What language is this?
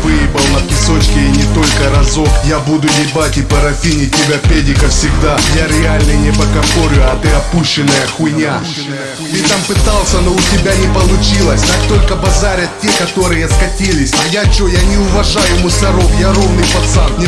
Russian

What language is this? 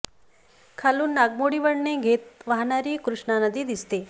Marathi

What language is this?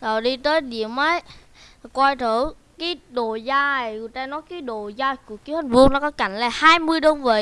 Vietnamese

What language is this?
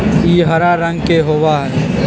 Magahi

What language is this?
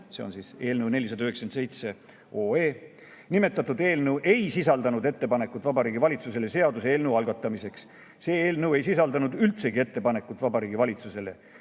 Estonian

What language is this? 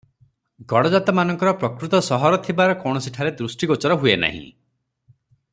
Odia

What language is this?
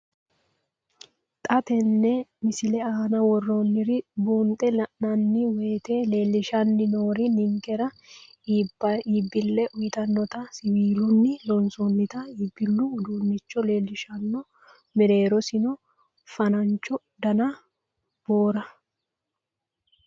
Sidamo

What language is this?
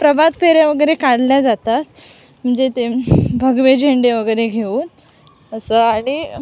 Marathi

